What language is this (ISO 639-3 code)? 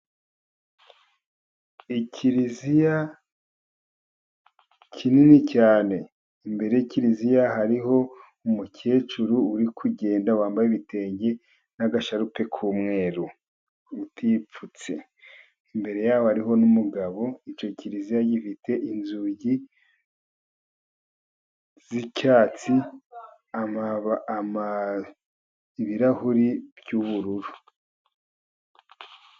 kin